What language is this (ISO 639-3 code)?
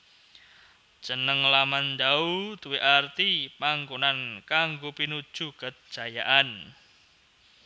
jav